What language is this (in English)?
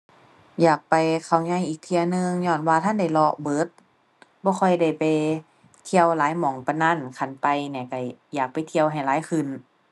Thai